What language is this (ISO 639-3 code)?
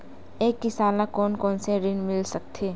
hne